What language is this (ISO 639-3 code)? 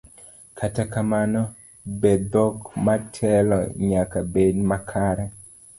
luo